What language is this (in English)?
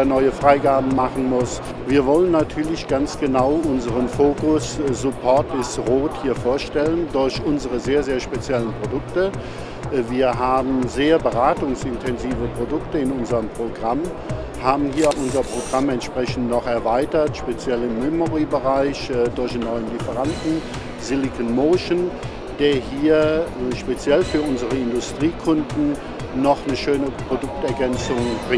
German